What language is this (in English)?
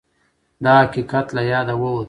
Pashto